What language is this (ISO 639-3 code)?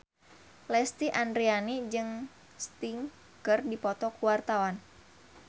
sun